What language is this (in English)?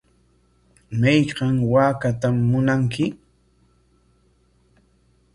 Corongo Ancash Quechua